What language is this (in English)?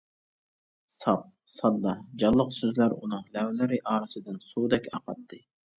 Uyghur